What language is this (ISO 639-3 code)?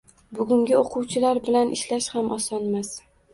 uzb